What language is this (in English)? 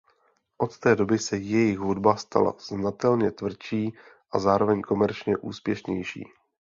Czech